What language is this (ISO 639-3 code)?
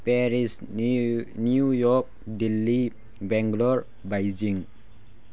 mni